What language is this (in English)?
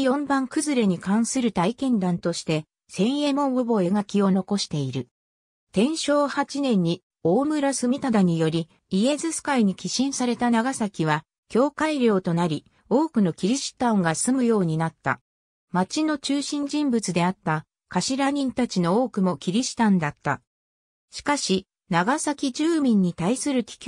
Japanese